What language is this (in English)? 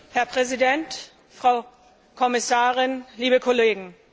German